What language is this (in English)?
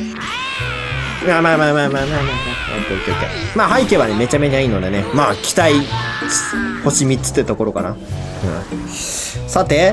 Japanese